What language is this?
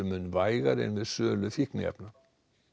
Icelandic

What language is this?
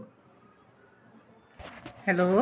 Punjabi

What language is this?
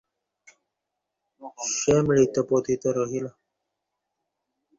Bangla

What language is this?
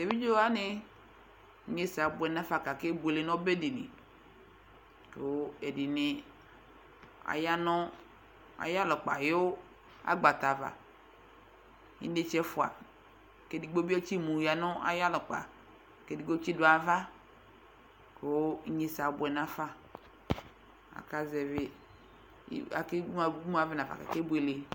Ikposo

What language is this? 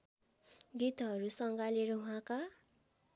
Nepali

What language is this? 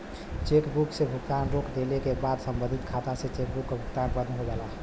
Bhojpuri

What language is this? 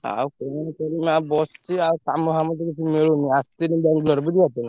Odia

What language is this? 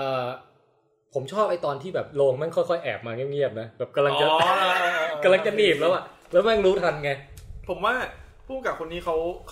Thai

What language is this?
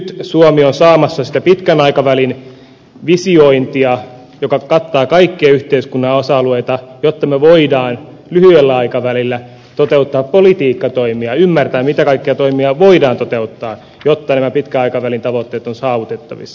Finnish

